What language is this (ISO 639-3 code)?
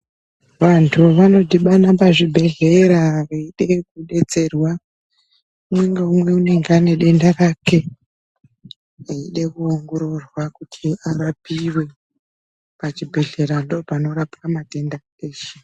ndc